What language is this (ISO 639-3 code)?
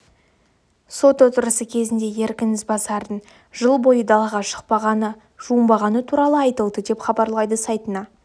kaz